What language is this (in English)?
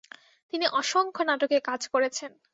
Bangla